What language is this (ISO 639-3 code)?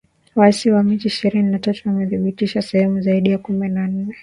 swa